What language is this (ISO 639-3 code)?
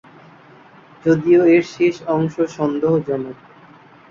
ben